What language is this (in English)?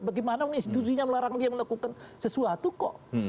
Indonesian